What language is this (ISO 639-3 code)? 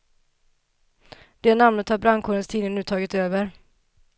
swe